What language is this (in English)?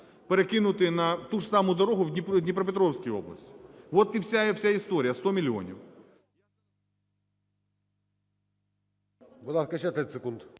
Ukrainian